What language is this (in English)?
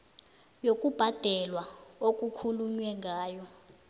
South Ndebele